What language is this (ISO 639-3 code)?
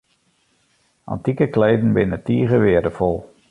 fry